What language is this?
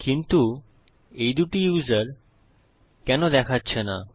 Bangla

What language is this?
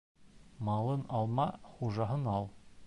Bashkir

